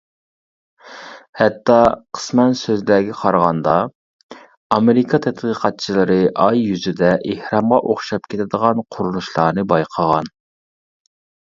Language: Uyghur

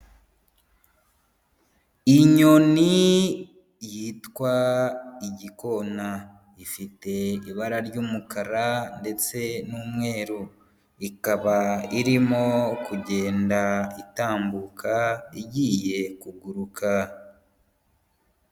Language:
Kinyarwanda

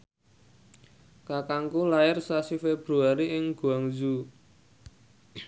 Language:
Javanese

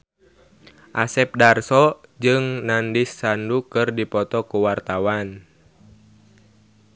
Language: Sundanese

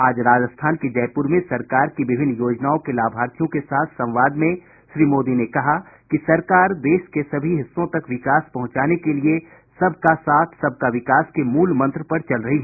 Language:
Hindi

